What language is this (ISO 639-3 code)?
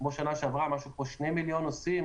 heb